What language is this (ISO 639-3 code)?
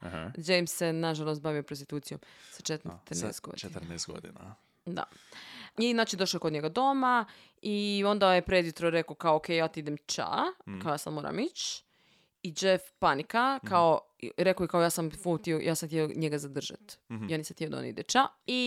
hrv